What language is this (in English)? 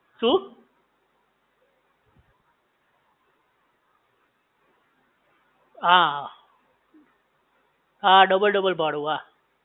Gujarati